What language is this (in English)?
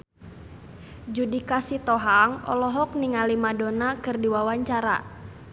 Sundanese